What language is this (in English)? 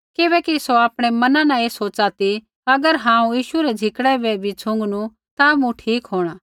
Kullu Pahari